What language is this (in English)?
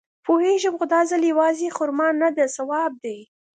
Pashto